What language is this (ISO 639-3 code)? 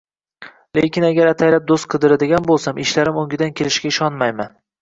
uzb